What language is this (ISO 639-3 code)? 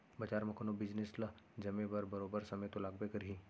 hne